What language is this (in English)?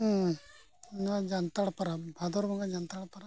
Santali